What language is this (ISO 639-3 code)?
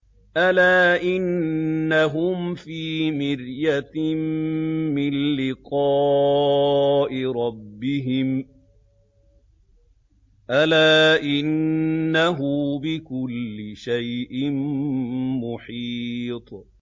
ara